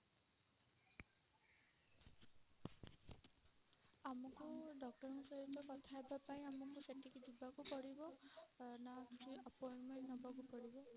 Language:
Odia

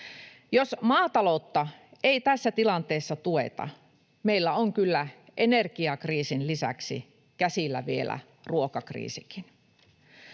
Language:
Finnish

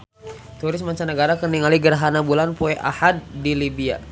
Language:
Sundanese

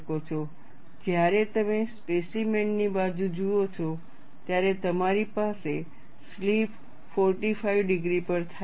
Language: Gujarati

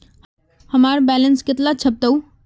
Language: Magahi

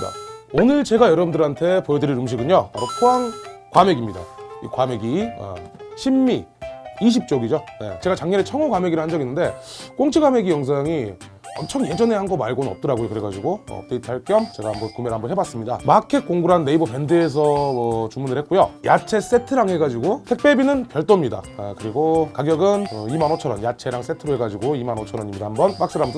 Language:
Korean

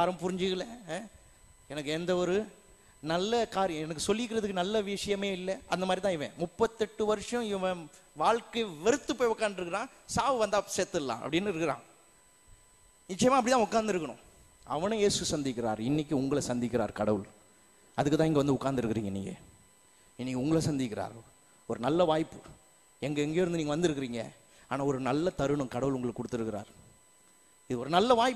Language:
Tamil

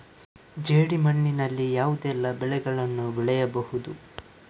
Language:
Kannada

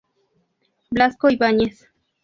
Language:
Spanish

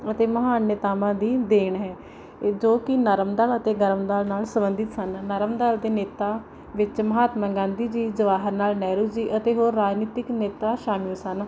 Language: Punjabi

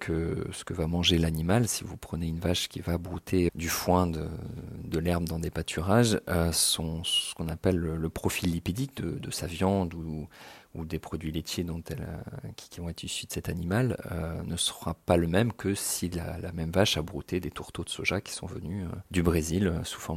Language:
French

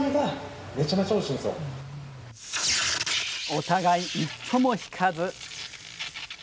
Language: Japanese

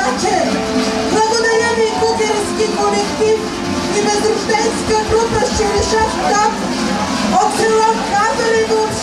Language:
Bulgarian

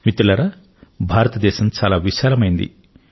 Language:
Telugu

